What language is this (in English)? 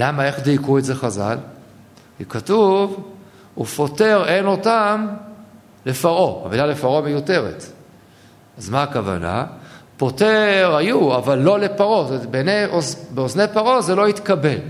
Hebrew